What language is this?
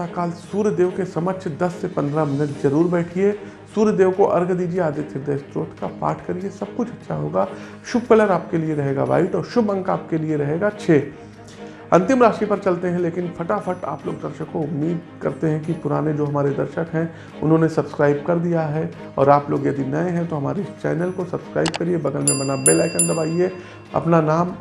Hindi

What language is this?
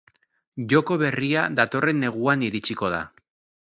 Basque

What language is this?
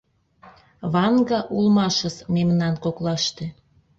Mari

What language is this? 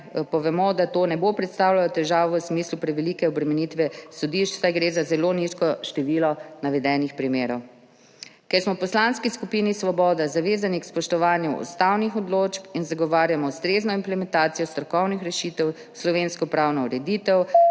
Slovenian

